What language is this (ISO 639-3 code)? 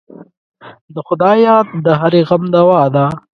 pus